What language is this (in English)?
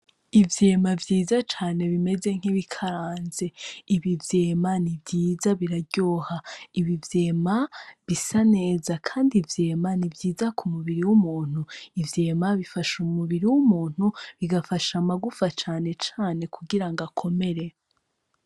Rundi